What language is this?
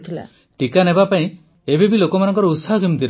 Odia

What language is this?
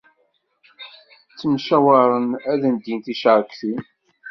Kabyle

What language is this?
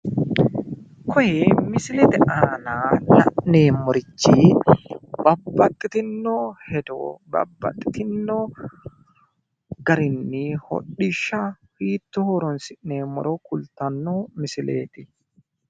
Sidamo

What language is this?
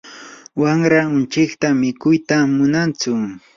Yanahuanca Pasco Quechua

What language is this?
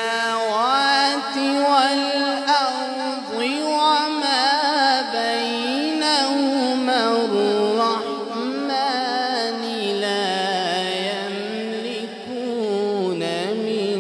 Arabic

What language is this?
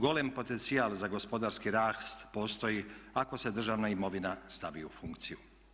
Croatian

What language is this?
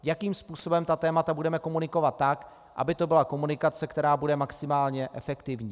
Czech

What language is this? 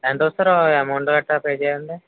Telugu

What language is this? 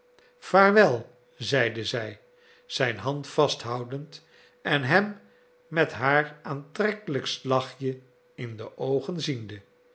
Dutch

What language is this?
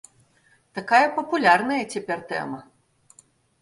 Belarusian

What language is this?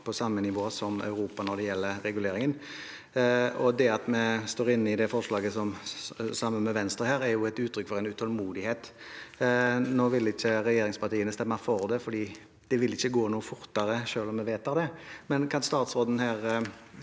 Norwegian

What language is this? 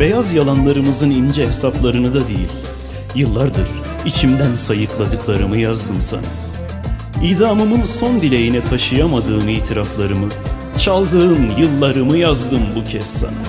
Turkish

